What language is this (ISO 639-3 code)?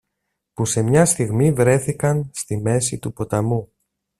ell